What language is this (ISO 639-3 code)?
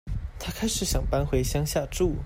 zho